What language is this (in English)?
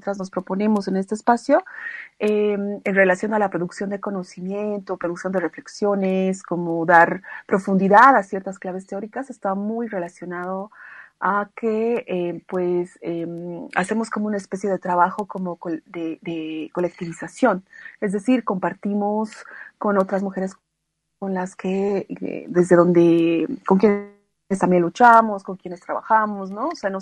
Spanish